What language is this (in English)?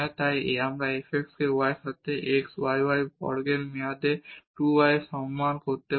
Bangla